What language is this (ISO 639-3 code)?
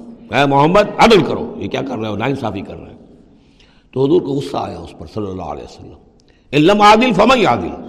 urd